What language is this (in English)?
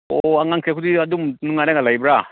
Manipuri